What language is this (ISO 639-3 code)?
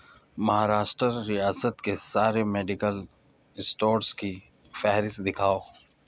urd